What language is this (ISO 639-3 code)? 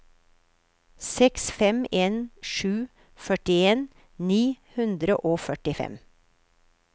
nor